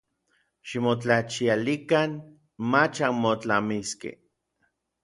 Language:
Orizaba Nahuatl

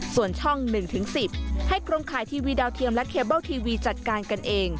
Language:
Thai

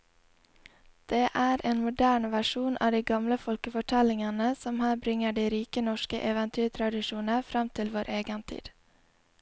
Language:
Norwegian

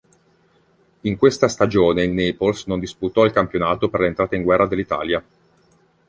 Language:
Italian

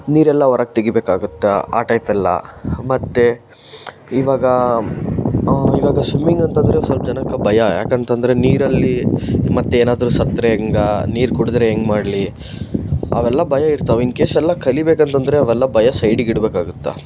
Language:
Kannada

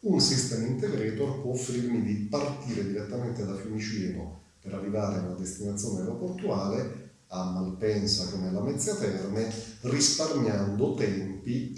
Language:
Italian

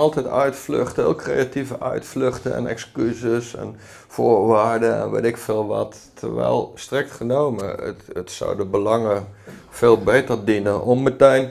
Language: Dutch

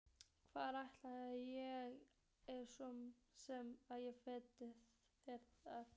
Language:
Icelandic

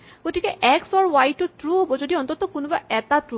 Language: Assamese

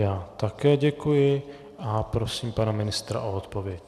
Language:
Czech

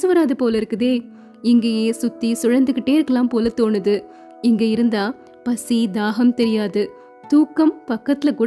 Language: Tamil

